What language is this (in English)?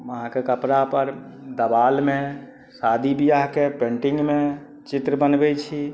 Maithili